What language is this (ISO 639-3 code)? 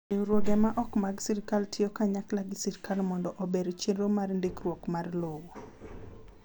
luo